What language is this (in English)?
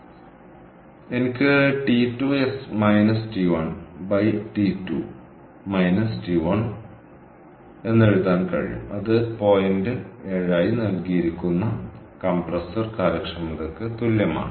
Malayalam